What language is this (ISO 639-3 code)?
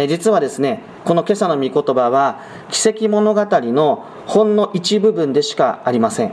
jpn